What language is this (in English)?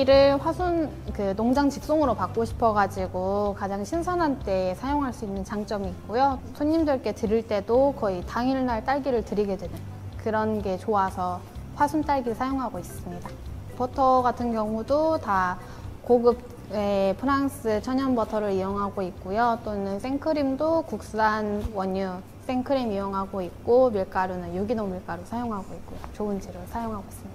Korean